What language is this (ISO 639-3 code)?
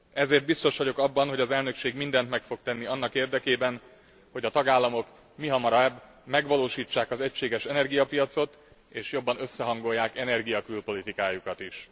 hun